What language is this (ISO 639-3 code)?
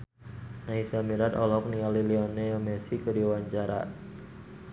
sun